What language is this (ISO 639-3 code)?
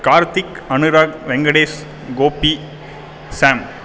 tam